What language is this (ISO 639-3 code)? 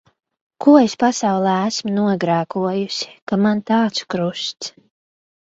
lav